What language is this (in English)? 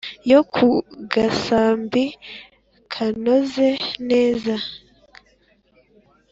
Kinyarwanda